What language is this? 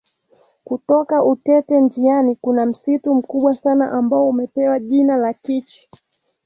Swahili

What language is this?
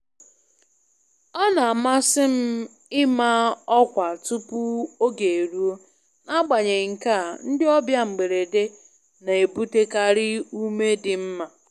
Igbo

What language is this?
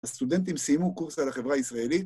Hebrew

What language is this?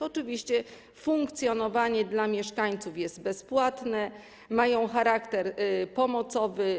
Polish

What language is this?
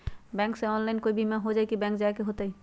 Magahi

